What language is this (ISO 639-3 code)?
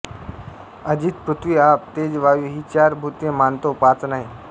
mar